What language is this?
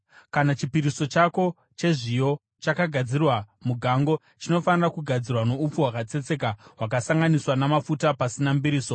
Shona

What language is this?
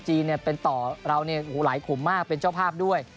Thai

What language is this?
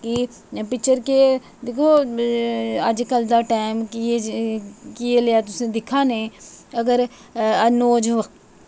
Dogri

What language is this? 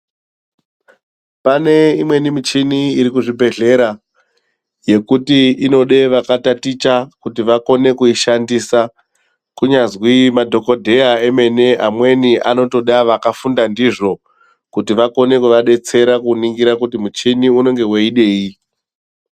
Ndau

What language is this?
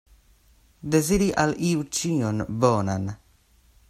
Esperanto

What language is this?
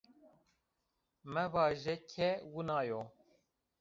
Zaza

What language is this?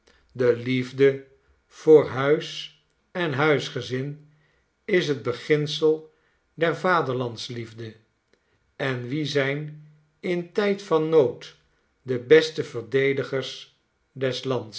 Dutch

